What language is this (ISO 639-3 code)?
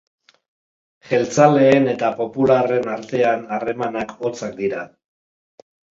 eus